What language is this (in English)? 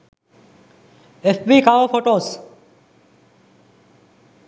Sinhala